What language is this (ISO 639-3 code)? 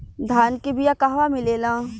bho